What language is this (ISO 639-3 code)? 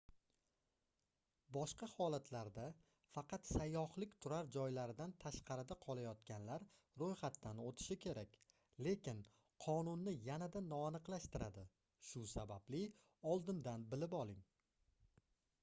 uzb